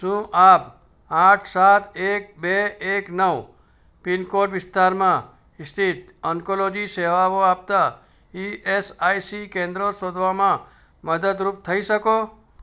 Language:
Gujarati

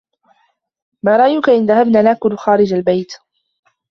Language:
Arabic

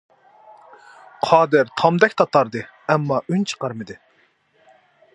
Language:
Uyghur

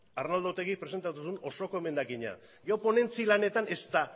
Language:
Basque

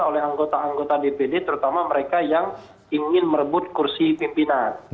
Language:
Indonesian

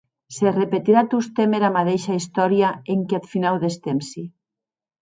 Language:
Occitan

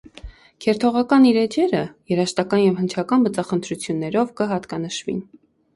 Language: Armenian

